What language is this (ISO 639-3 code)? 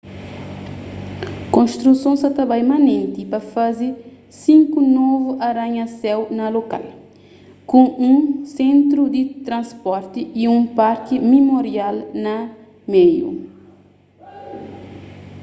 kea